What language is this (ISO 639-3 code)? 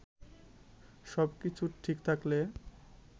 ben